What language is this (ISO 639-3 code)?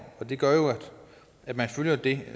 dan